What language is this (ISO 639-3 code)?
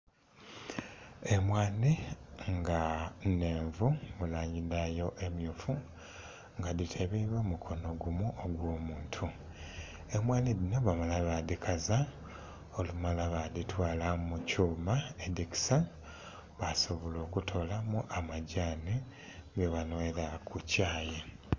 xog